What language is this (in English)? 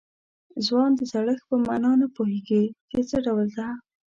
Pashto